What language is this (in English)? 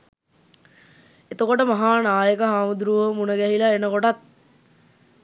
Sinhala